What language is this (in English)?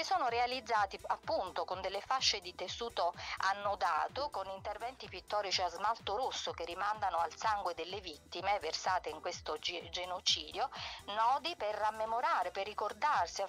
Italian